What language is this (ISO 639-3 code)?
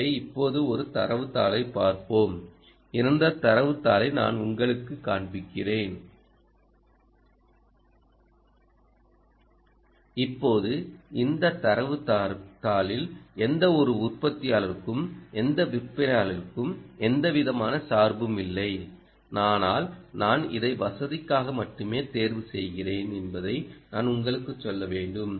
tam